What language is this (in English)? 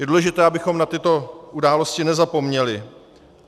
Czech